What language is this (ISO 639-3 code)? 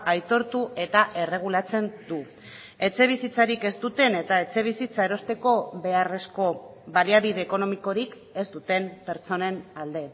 eus